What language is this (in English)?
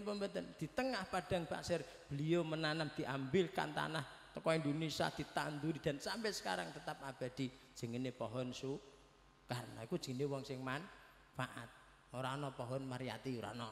Indonesian